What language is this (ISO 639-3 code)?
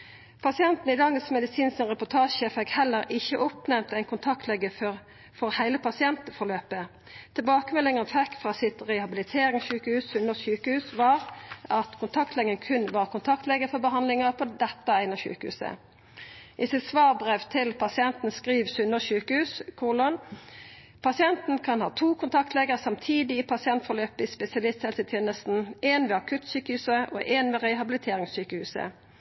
nno